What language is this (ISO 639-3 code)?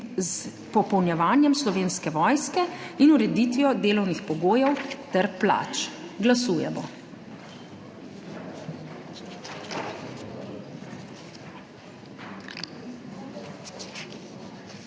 slv